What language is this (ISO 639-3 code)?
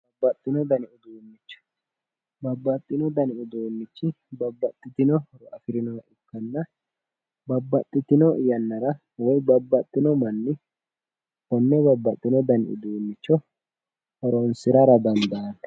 sid